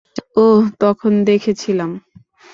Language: Bangla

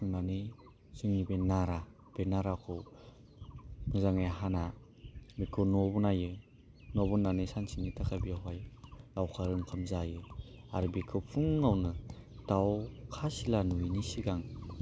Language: Bodo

